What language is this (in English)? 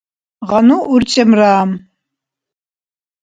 Dargwa